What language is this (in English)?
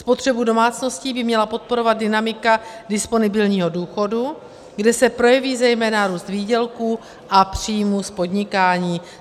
Czech